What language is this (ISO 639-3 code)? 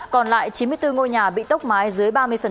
vie